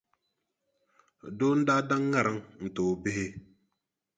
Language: Dagbani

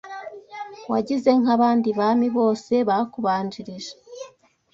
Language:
Kinyarwanda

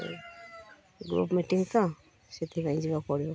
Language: Odia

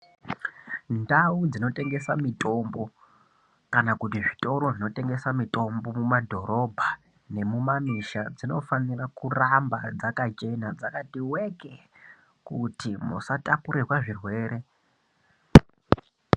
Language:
Ndau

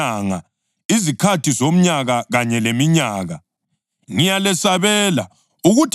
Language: North Ndebele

